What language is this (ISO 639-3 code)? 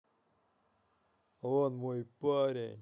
rus